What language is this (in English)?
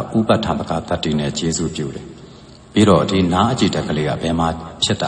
Romanian